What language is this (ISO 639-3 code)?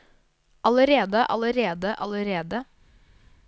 nor